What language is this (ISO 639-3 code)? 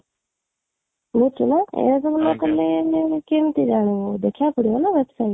ori